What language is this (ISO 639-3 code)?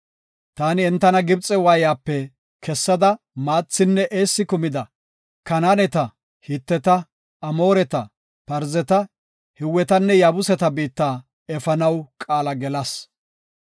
gof